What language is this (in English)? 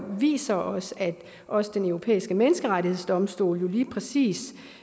Danish